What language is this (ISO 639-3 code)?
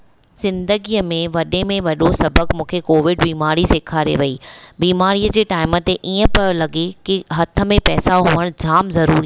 snd